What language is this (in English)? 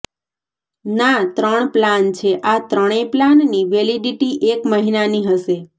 Gujarati